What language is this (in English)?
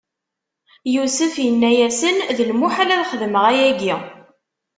Kabyle